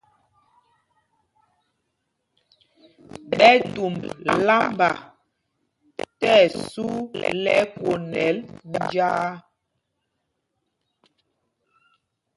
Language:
Mpumpong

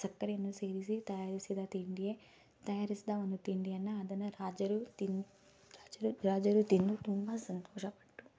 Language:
Kannada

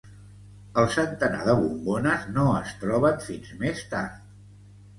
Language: Catalan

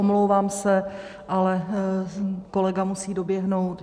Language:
Czech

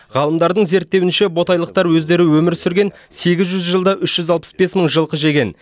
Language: Kazakh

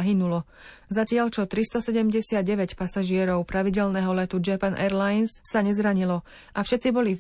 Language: Slovak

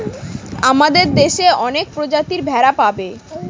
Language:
Bangla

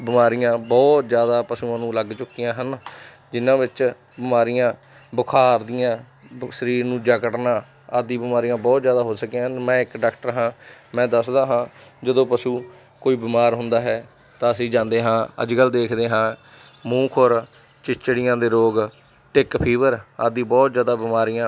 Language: Punjabi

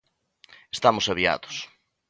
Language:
Galician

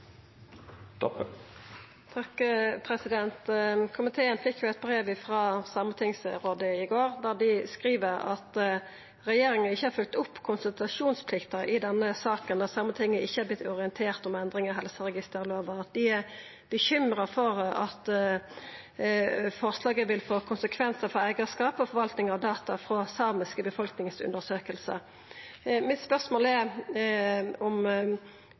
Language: Norwegian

